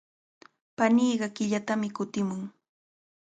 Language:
Cajatambo North Lima Quechua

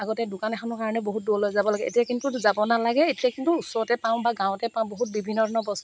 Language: Assamese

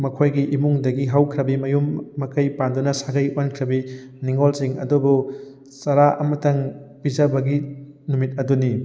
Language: Manipuri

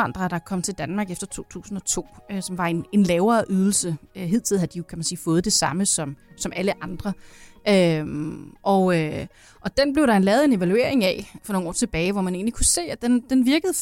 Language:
Danish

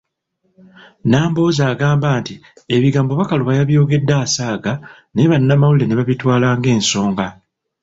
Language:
Ganda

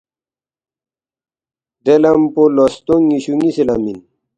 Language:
Balti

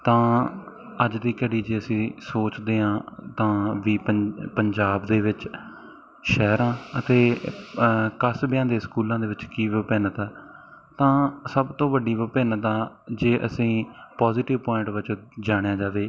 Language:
Punjabi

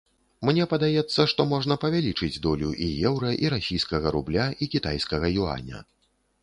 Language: Belarusian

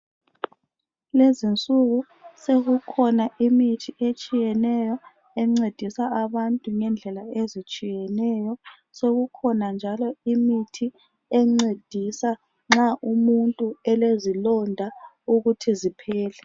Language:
North Ndebele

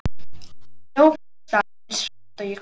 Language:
Icelandic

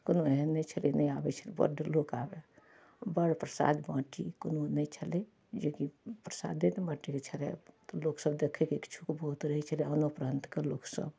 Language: Maithili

